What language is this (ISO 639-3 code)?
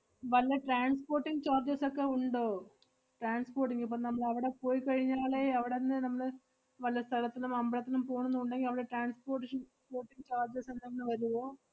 mal